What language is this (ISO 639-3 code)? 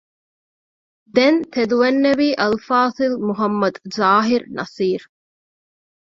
div